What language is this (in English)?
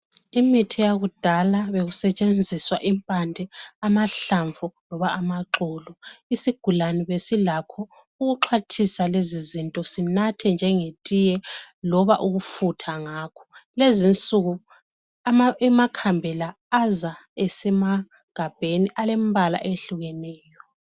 North Ndebele